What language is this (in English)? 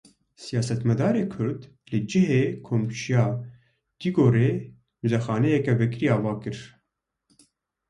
Kurdish